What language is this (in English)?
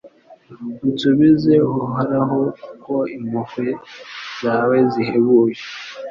Kinyarwanda